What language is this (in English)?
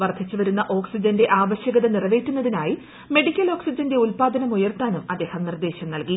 Malayalam